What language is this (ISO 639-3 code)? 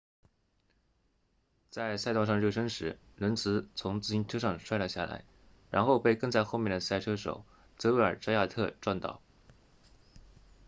zho